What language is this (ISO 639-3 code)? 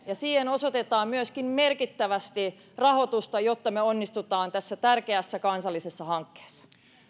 fin